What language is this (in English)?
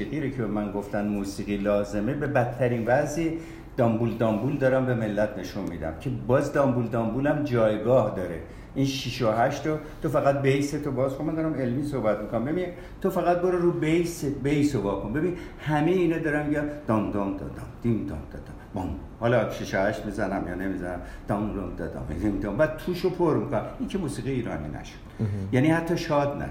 Persian